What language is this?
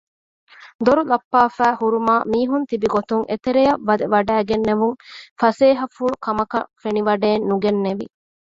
Divehi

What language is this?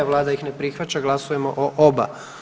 Croatian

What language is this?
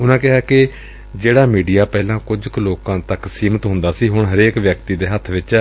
Punjabi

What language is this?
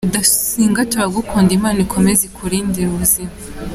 Kinyarwanda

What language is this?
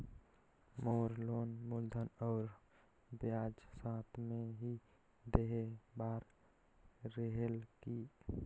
Chhattisgarhi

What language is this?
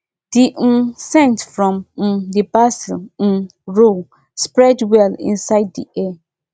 Nigerian Pidgin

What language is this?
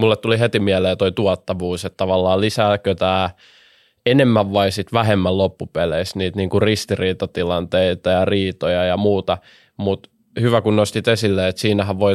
Finnish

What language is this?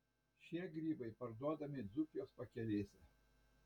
Lithuanian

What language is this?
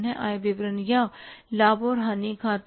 Hindi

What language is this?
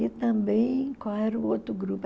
Portuguese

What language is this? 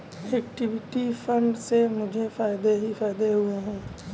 Hindi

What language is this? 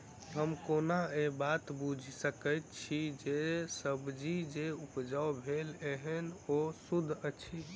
Maithili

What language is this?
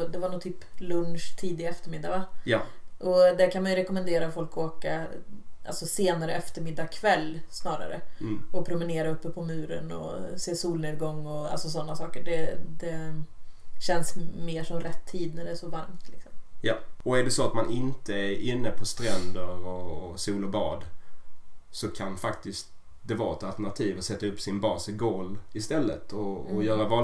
Swedish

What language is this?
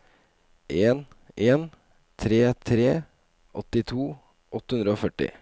Norwegian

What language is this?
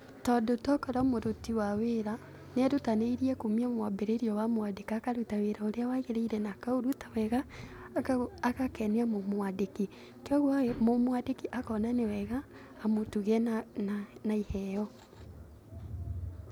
Kikuyu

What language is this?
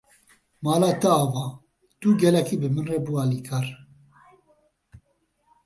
Kurdish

